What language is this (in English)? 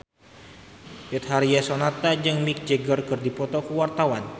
Sundanese